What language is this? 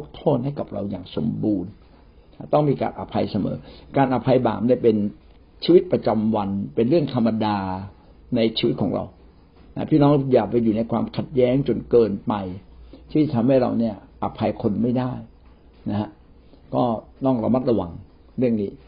Thai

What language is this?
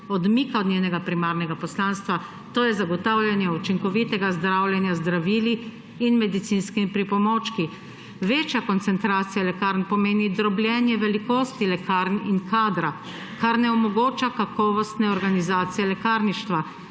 Slovenian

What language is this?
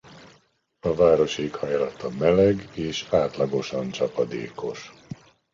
Hungarian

